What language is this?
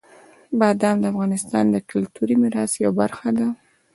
Pashto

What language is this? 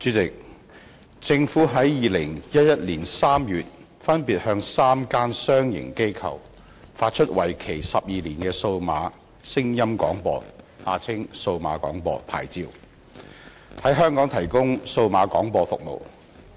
Cantonese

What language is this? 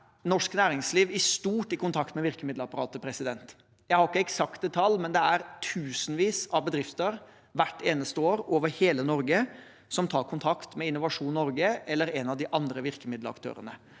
Norwegian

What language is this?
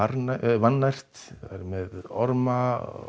Icelandic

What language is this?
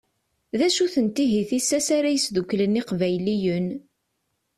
Kabyle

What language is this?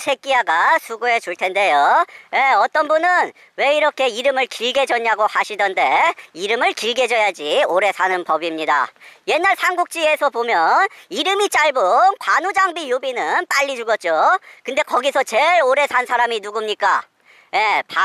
Korean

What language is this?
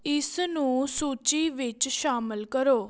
Punjabi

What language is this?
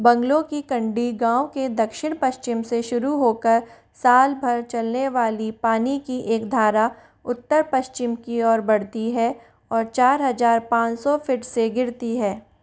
Hindi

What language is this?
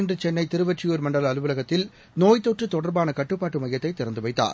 Tamil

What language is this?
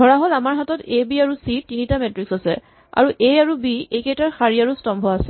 Assamese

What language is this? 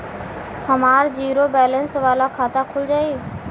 Bhojpuri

